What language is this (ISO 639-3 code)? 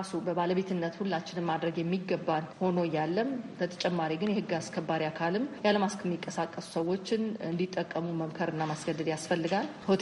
amh